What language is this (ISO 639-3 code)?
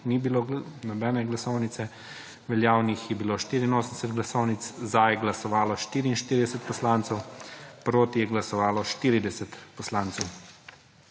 slv